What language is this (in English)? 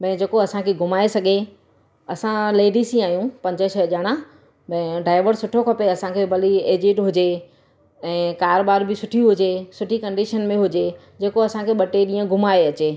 Sindhi